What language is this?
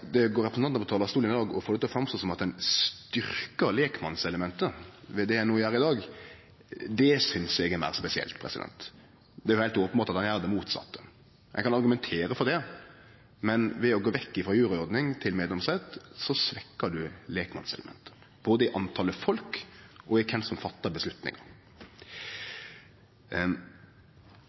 Norwegian Nynorsk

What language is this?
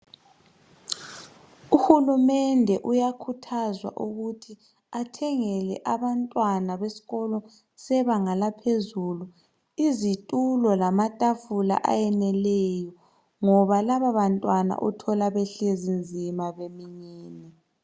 North Ndebele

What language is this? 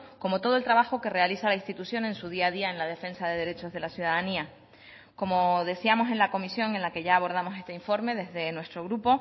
Spanish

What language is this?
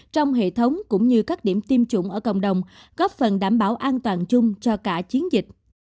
Vietnamese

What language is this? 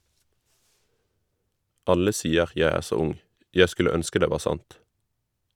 Norwegian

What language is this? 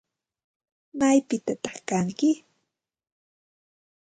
Santa Ana de Tusi Pasco Quechua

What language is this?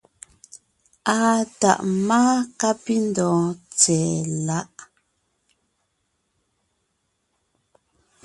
Ngiemboon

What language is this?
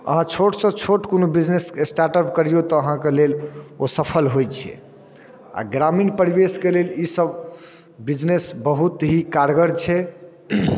Maithili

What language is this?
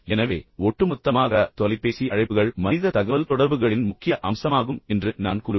Tamil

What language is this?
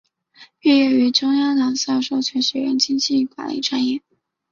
Chinese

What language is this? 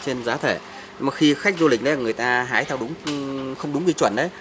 Vietnamese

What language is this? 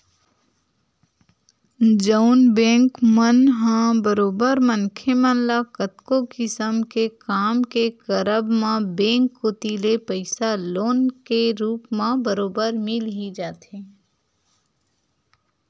Chhattisgarhi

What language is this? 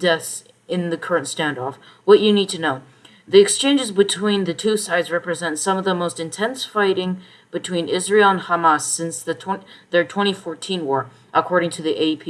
English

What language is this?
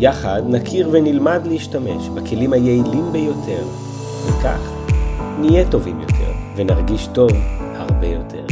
Hebrew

